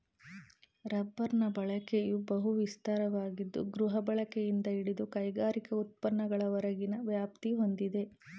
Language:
Kannada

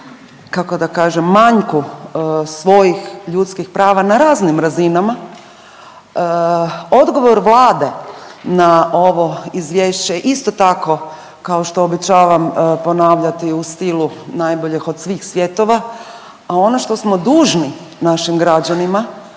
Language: Croatian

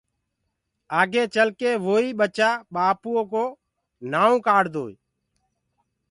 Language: Gurgula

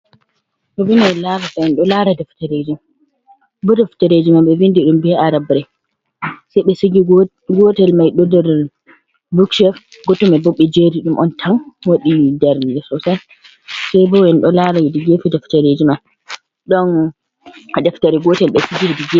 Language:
Fula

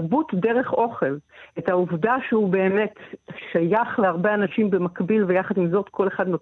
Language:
Hebrew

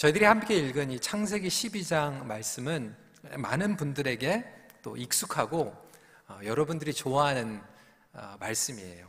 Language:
Korean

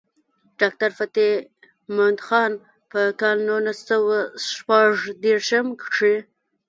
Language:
Pashto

